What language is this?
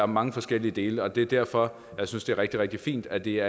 Danish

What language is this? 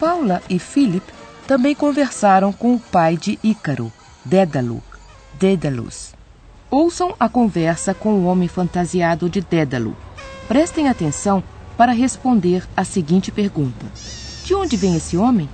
Portuguese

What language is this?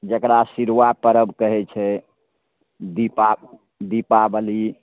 Maithili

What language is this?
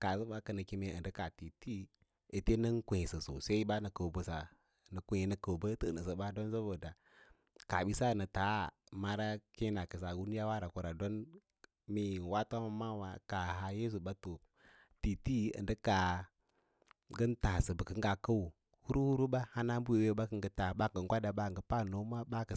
Lala-Roba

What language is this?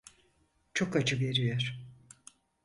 Turkish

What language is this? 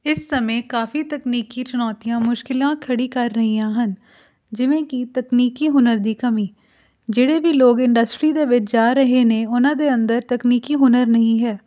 Punjabi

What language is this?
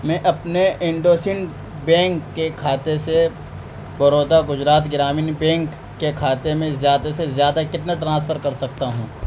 Urdu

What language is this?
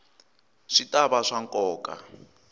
Tsonga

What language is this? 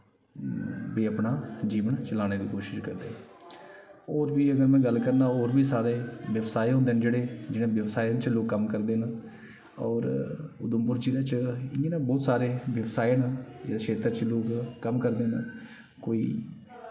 Dogri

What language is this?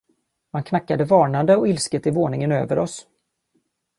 Swedish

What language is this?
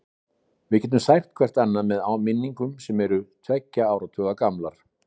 Icelandic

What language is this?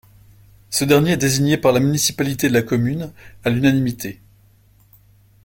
French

